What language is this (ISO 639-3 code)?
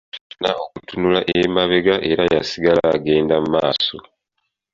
lug